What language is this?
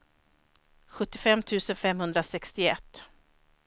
Swedish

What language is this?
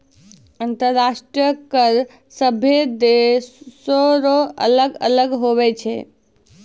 Maithili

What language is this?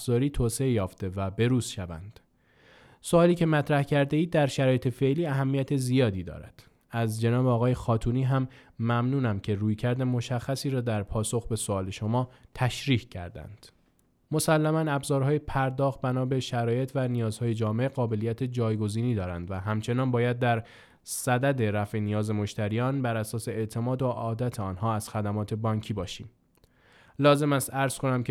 Persian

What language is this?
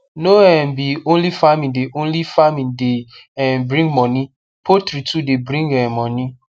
Nigerian Pidgin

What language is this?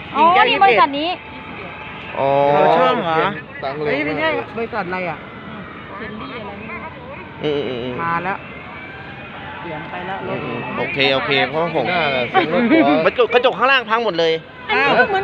Thai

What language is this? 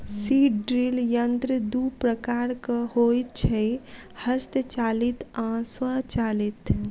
Maithili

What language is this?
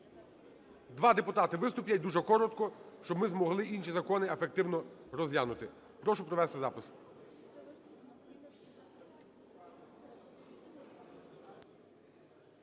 Ukrainian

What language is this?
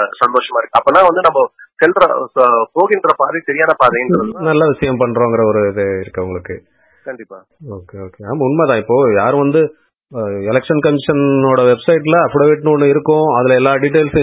Tamil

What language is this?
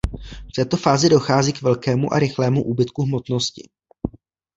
Czech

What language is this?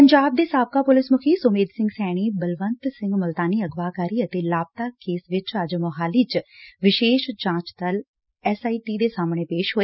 Punjabi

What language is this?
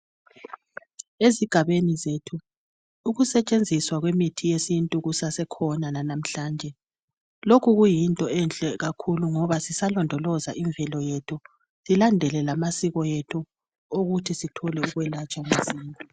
North Ndebele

